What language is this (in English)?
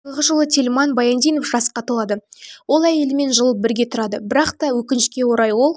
Kazakh